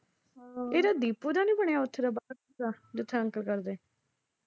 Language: Punjabi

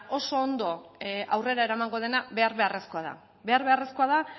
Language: Basque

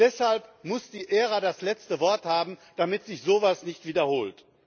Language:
German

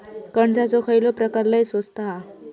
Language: Marathi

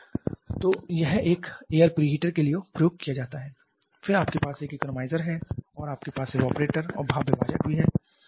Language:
Hindi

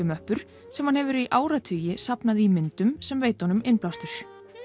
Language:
Icelandic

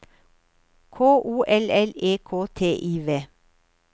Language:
Norwegian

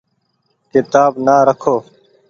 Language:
Goaria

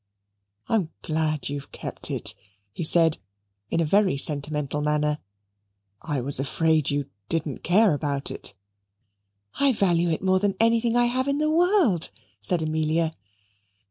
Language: English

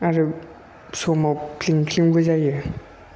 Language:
Bodo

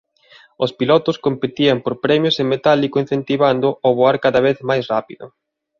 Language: Galician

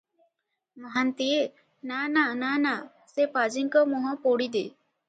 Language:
Odia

